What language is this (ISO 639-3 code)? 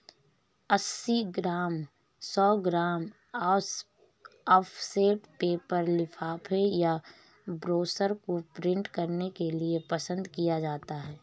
hin